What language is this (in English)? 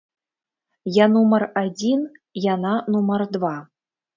Belarusian